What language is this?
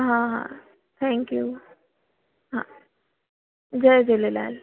Sindhi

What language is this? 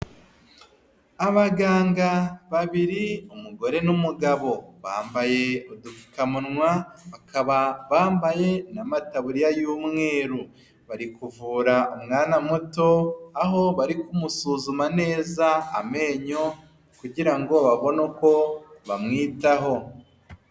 Kinyarwanda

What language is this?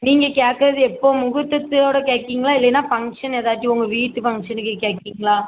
Tamil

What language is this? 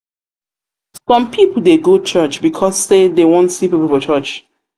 Nigerian Pidgin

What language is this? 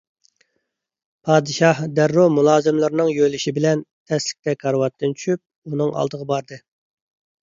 Uyghur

